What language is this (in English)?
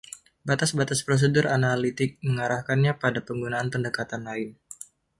Indonesian